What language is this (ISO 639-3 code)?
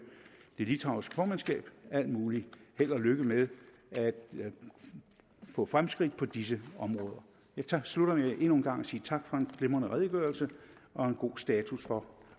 dan